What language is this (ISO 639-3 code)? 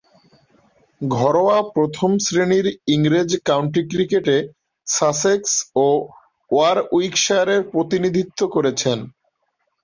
ben